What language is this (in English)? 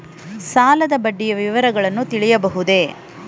Kannada